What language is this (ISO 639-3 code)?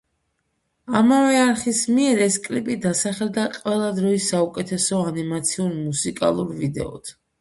kat